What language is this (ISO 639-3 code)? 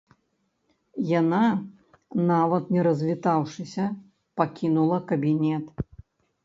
bel